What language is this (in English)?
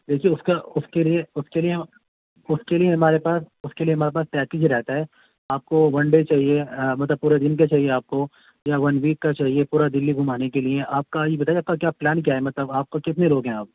Urdu